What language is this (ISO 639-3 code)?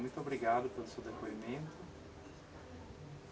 por